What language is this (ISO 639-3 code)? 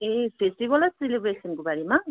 nep